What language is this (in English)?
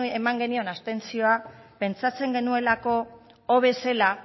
Basque